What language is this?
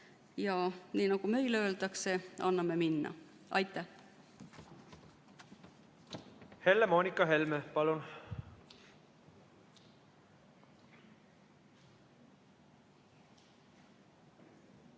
Estonian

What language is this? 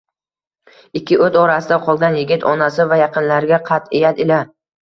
Uzbek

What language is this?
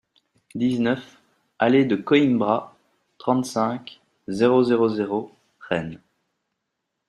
French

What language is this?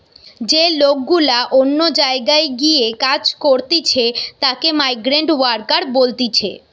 Bangla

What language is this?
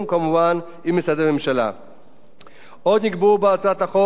Hebrew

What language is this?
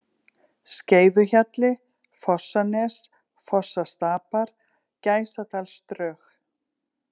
Icelandic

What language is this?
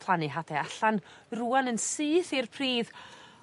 Welsh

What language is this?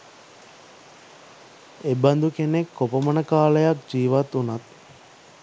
Sinhala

